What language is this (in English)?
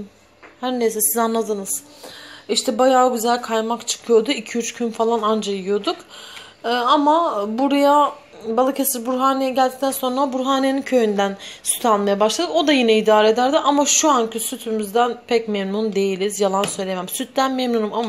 Turkish